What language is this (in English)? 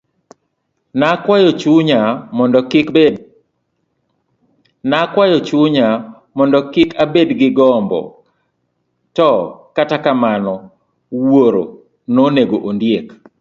Luo (Kenya and Tanzania)